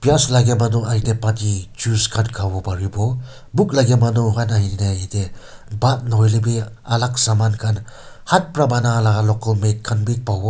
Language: Naga Pidgin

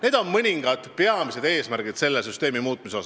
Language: Estonian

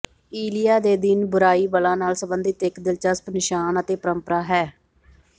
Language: Punjabi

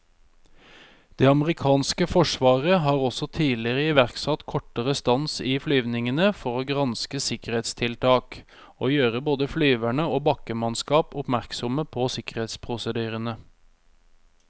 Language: Norwegian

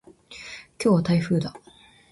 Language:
Japanese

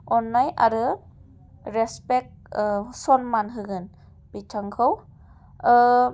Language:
Bodo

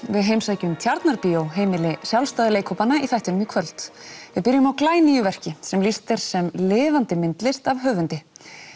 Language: Icelandic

